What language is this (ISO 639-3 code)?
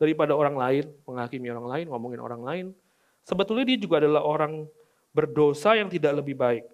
ind